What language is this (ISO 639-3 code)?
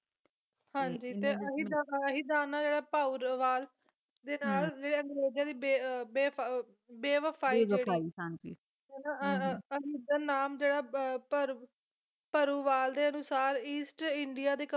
pan